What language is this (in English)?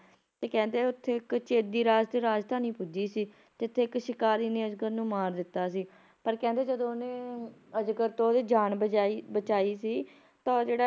Punjabi